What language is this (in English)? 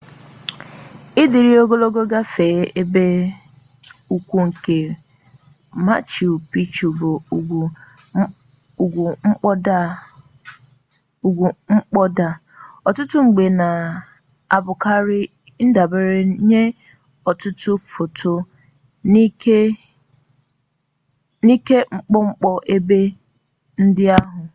Igbo